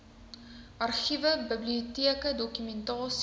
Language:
Afrikaans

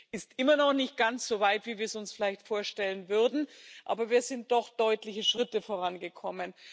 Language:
German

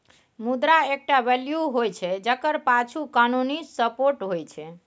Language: Maithili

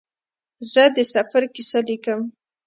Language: Pashto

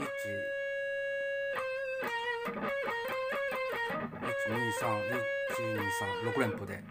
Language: Japanese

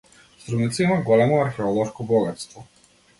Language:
Macedonian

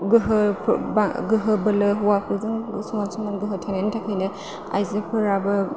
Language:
Bodo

